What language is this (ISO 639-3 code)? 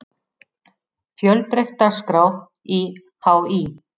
isl